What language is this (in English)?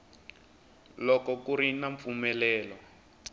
Tsonga